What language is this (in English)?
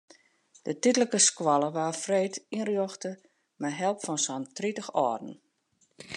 Western Frisian